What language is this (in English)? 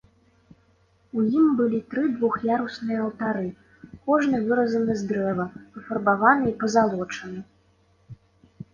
Belarusian